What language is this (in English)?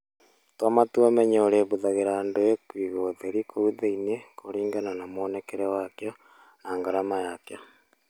Kikuyu